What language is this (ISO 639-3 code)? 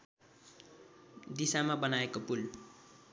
nep